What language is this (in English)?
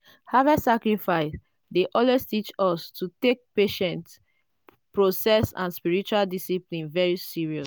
Nigerian Pidgin